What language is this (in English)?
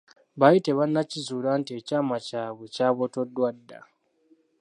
Ganda